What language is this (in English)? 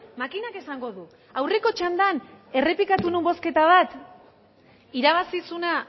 Basque